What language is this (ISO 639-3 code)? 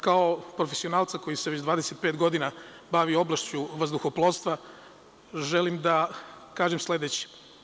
srp